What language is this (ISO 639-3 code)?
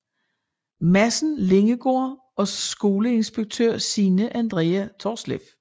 dan